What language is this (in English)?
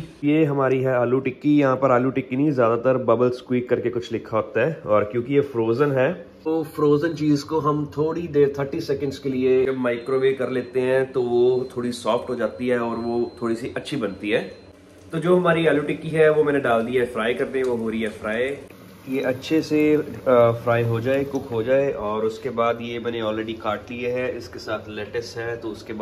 Hindi